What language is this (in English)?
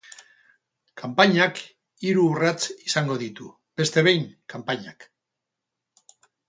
Basque